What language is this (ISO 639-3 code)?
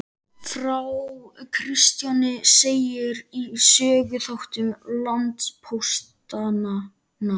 isl